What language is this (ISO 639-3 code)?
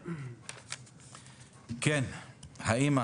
heb